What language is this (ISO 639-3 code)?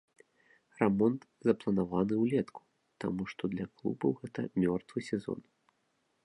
bel